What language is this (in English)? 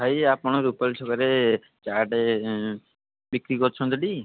Odia